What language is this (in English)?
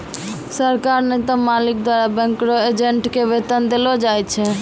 Maithili